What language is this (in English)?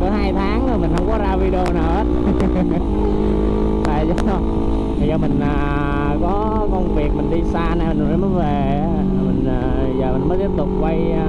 Vietnamese